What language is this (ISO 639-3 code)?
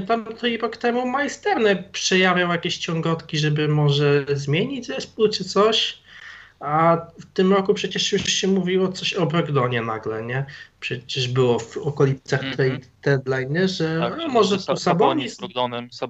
pol